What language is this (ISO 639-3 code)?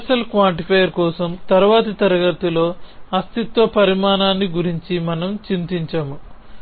tel